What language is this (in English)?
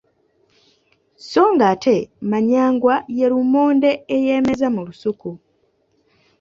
Ganda